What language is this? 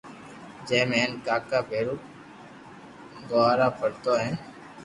Loarki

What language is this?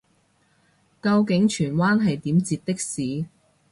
Cantonese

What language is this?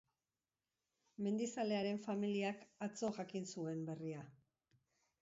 Basque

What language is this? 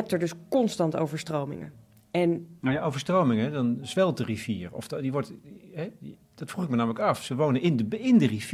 Dutch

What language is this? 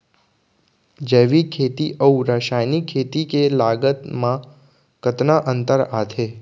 Chhattisgarhi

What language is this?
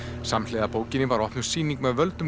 Icelandic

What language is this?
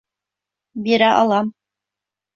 Bashkir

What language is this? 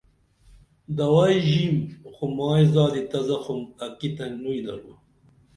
Dameli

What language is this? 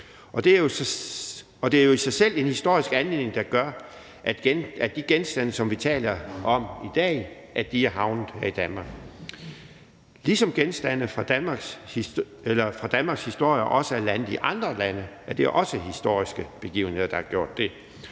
Danish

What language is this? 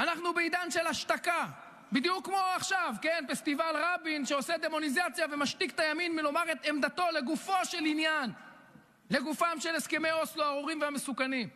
Hebrew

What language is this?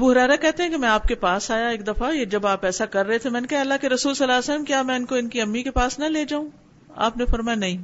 Urdu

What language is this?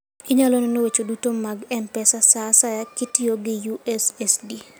Luo (Kenya and Tanzania)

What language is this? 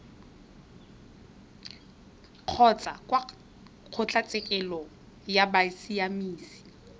Tswana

